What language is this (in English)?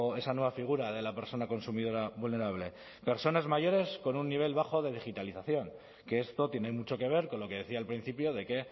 Spanish